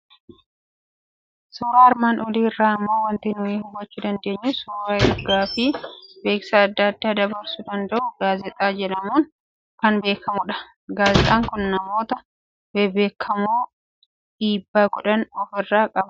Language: Oromo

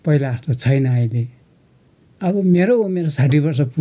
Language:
Nepali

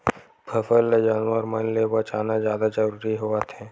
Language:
Chhattisgarhi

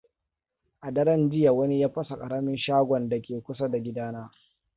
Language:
Hausa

